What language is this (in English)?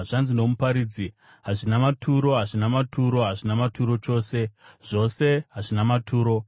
Shona